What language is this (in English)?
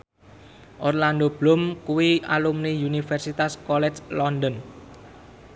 Javanese